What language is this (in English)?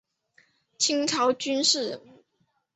Chinese